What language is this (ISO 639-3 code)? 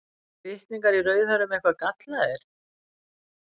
isl